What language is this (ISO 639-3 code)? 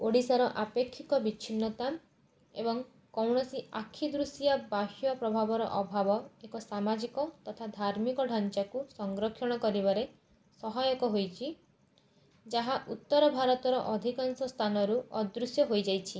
ori